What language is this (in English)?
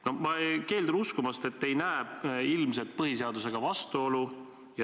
Estonian